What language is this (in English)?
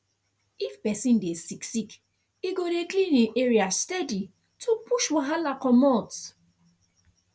Nigerian Pidgin